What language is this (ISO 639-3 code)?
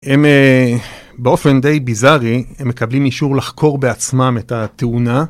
heb